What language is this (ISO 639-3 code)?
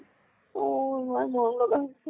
asm